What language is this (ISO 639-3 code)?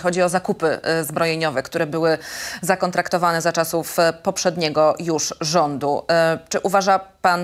pol